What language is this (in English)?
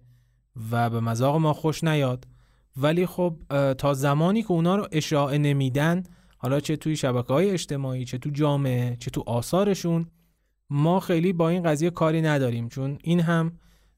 Persian